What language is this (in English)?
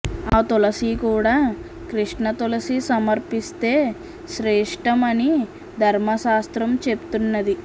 Telugu